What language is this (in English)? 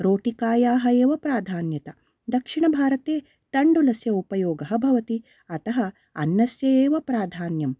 Sanskrit